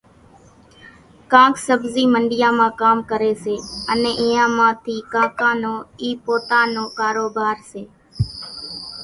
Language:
Kachi Koli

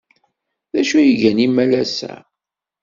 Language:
Kabyle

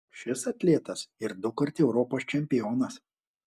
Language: Lithuanian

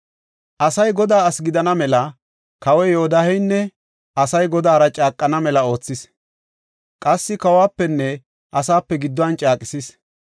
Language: Gofa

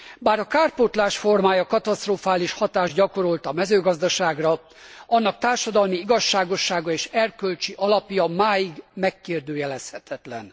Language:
Hungarian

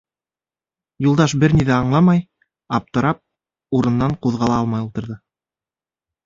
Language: Bashkir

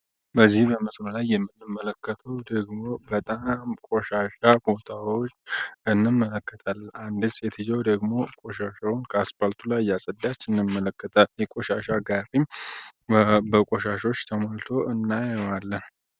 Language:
Amharic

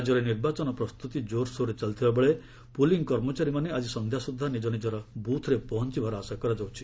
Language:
Odia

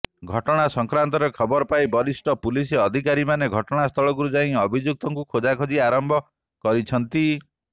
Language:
Odia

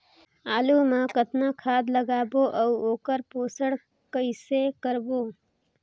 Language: Chhattisgarhi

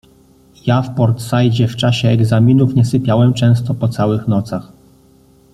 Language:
Polish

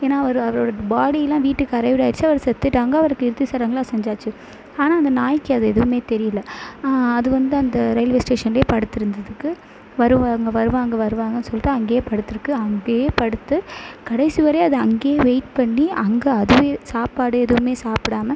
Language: Tamil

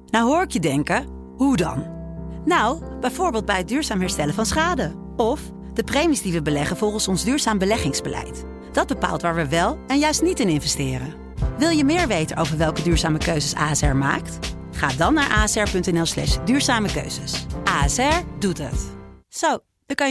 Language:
Dutch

